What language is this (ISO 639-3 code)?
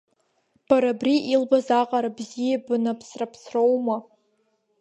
abk